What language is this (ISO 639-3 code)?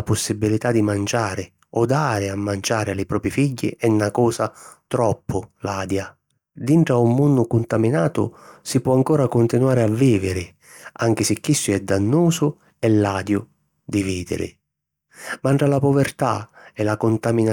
scn